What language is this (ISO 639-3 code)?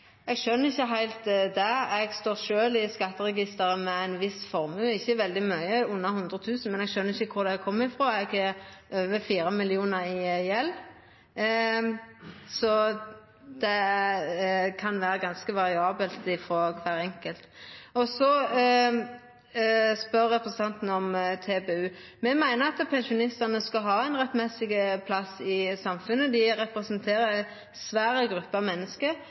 nno